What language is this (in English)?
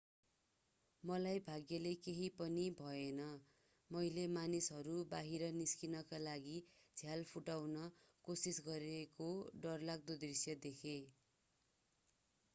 Nepali